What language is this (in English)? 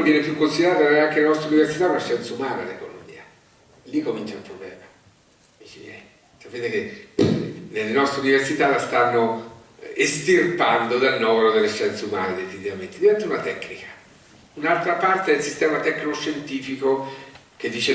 Italian